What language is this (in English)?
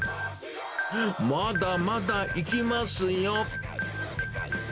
Japanese